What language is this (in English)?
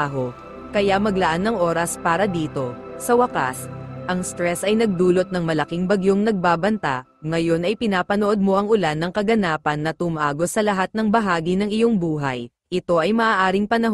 Filipino